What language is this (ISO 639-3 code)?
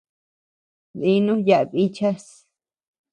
cux